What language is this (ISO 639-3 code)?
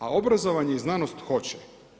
hrv